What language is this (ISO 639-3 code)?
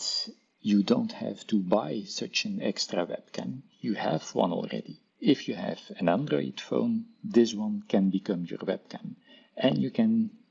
nld